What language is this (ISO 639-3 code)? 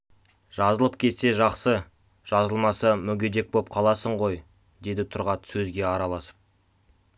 kaz